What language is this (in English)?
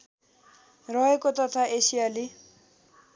Nepali